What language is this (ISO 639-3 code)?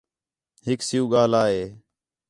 xhe